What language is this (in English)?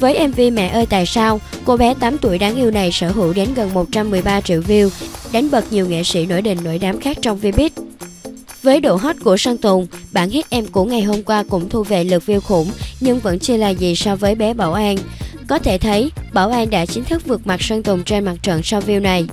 Vietnamese